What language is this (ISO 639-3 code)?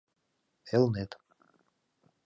chm